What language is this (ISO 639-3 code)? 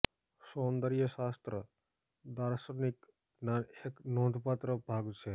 guj